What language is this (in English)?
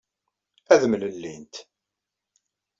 Kabyle